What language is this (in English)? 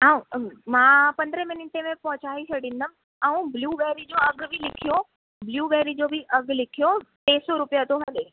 Sindhi